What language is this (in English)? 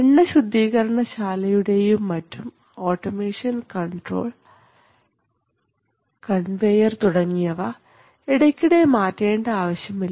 Malayalam